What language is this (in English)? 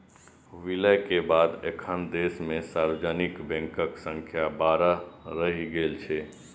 Maithili